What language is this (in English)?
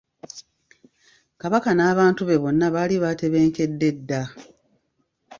Ganda